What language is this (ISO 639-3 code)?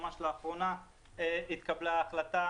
heb